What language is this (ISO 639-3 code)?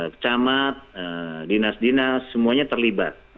ind